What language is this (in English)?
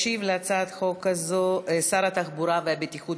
Hebrew